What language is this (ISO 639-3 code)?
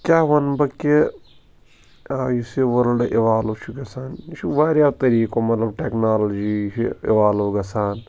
kas